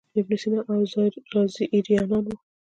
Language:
Pashto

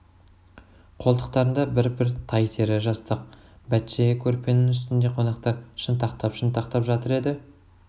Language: Kazakh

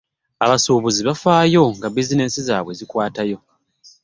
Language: Ganda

